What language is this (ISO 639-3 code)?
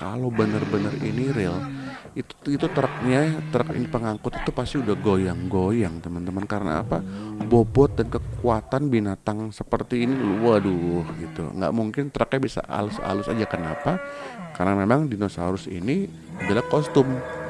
ind